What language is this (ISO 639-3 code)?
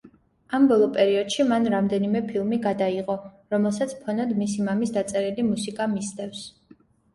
kat